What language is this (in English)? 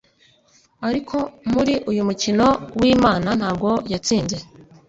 Kinyarwanda